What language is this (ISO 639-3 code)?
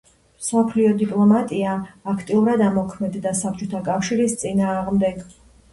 kat